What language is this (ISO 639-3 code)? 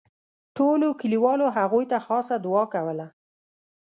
pus